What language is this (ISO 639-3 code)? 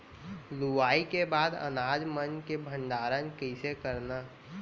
hne